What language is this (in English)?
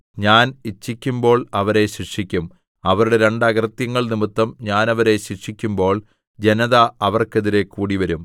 Malayalam